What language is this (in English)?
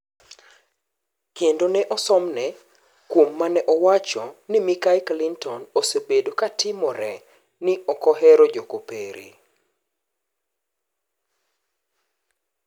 Luo (Kenya and Tanzania)